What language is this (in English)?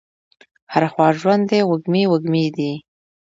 Pashto